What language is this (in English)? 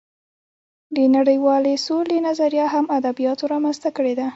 Pashto